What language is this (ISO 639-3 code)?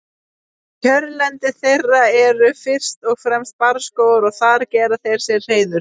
isl